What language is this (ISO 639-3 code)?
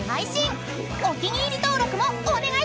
jpn